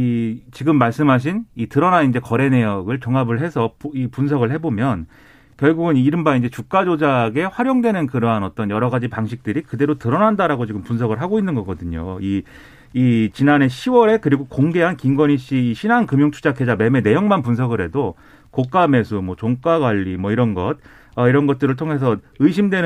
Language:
Korean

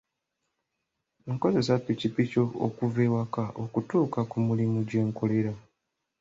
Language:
Ganda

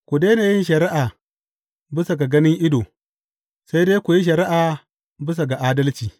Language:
Hausa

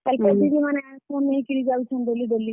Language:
Odia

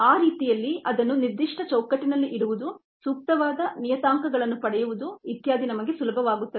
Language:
Kannada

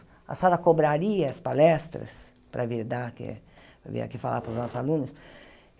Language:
Portuguese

